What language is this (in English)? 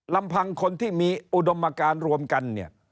Thai